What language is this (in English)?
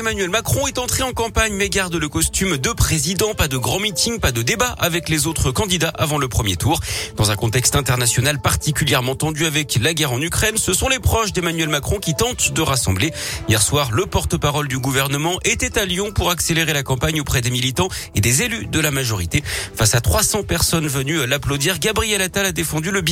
French